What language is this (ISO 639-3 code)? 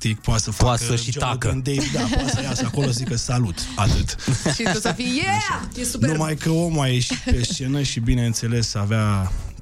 ron